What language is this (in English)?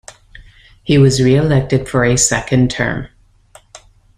English